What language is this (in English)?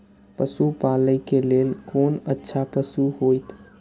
Maithili